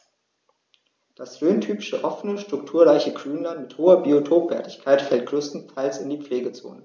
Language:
German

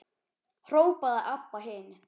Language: Icelandic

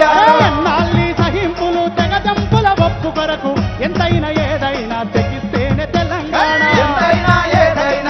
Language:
Arabic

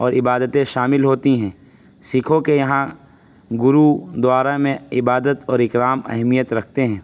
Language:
Urdu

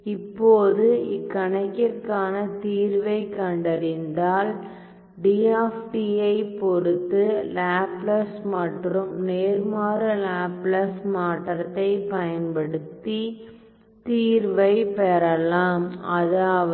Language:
Tamil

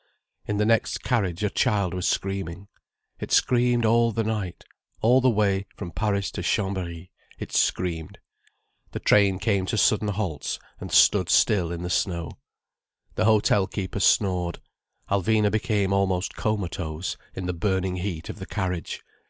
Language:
English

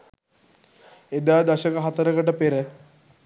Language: Sinhala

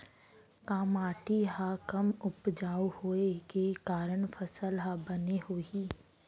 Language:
Chhattisgarhi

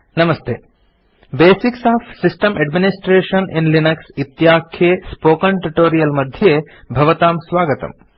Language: Sanskrit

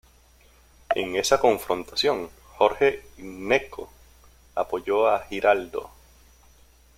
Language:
Spanish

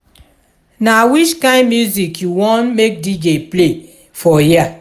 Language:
Nigerian Pidgin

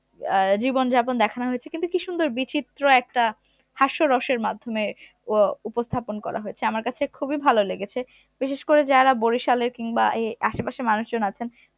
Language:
Bangla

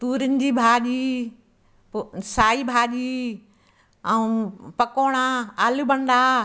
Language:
Sindhi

